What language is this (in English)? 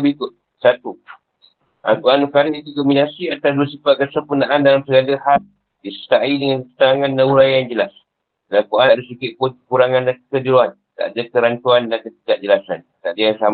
Malay